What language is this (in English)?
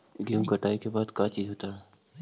Magahi